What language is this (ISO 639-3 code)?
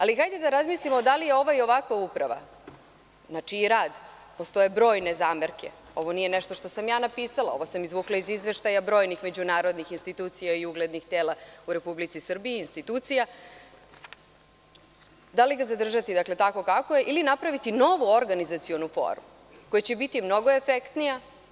srp